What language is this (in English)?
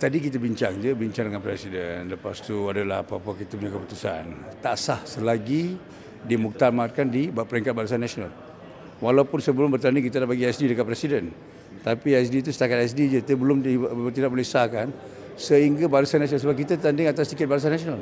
Malay